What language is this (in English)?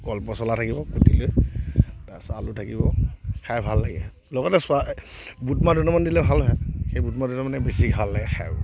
Assamese